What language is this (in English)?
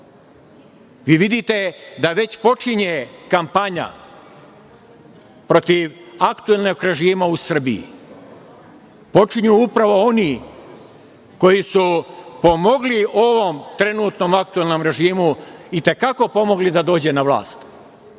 Serbian